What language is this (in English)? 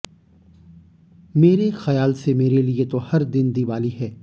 Hindi